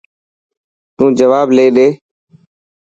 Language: Dhatki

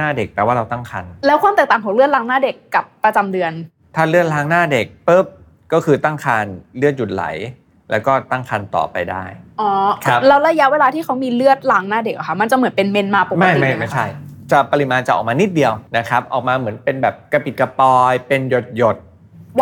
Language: Thai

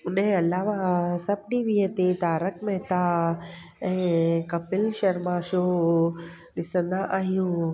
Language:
Sindhi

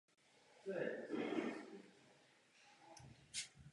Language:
Czech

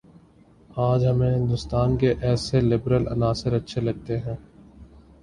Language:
Urdu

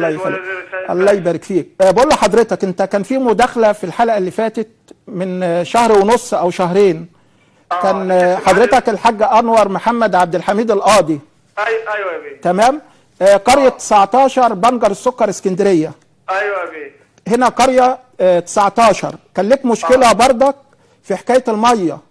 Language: Arabic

